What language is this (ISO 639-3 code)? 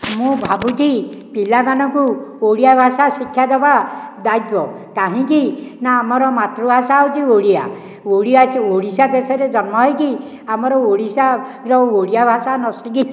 ori